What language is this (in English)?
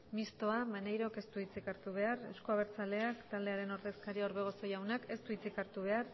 Basque